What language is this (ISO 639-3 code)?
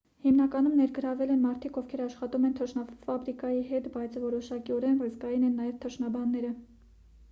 hye